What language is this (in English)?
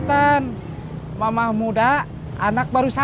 Indonesian